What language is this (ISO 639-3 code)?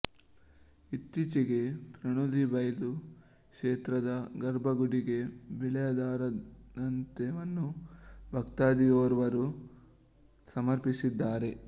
kan